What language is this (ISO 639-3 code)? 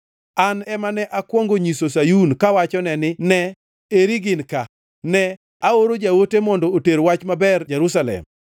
luo